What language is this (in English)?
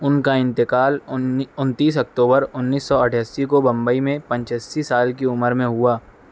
Urdu